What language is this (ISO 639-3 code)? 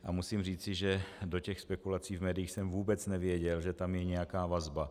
ces